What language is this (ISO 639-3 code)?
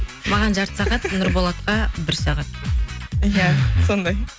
kaz